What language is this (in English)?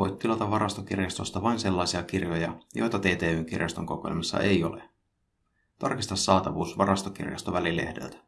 Finnish